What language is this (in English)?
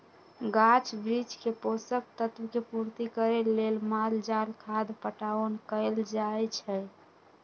Magahi